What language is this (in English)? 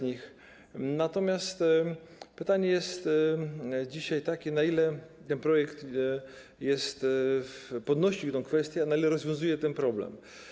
Polish